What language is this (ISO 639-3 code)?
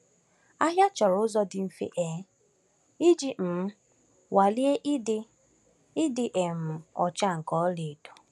ibo